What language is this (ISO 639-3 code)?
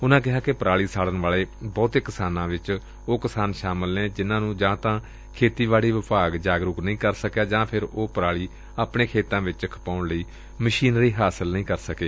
pan